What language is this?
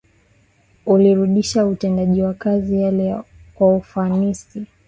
Swahili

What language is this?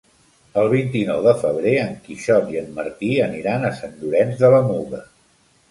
Catalan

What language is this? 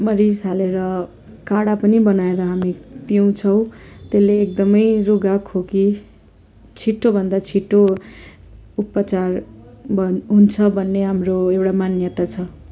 Nepali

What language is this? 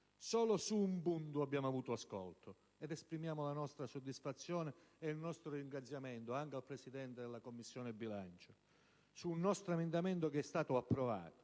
Italian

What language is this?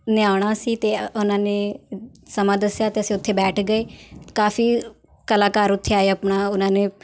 Punjabi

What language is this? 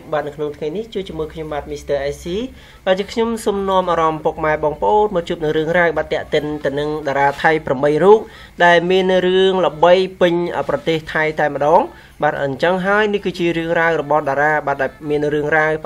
Romanian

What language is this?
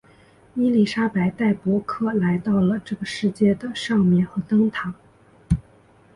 Chinese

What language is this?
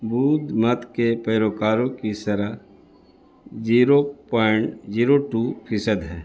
Urdu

